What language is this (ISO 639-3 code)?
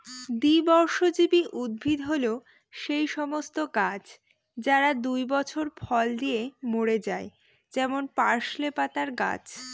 ben